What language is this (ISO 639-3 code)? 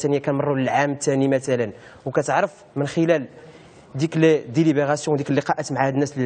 ara